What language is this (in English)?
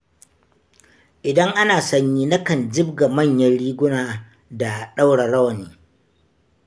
Hausa